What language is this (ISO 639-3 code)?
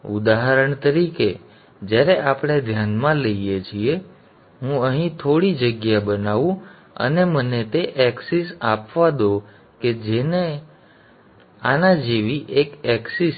guj